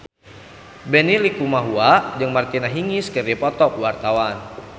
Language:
Sundanese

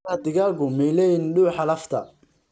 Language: Somali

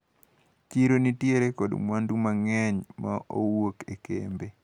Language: Luo (Kenya and Tanzania)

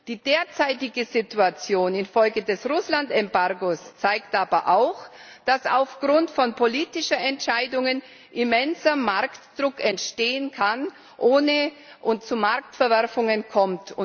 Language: German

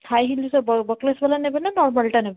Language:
Odia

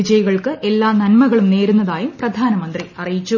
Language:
Malayalam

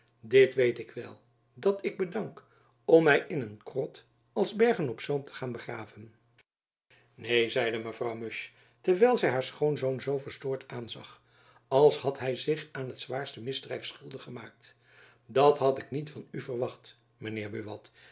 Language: Dutch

